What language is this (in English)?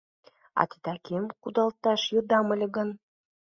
Mari